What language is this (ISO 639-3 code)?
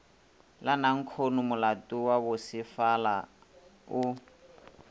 nso